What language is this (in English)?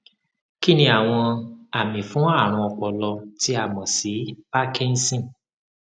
Yoruba